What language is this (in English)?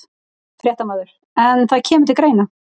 Icelandic